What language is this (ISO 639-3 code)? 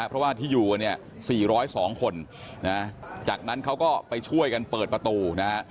tha